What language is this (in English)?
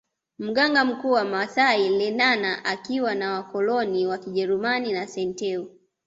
Swahili